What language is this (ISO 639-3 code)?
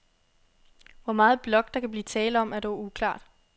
dan